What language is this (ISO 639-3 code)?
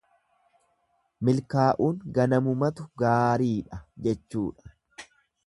orm